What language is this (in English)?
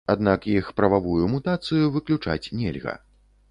Belarusian